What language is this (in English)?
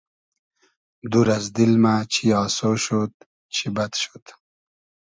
Hazaragi